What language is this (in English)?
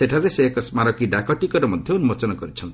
Odia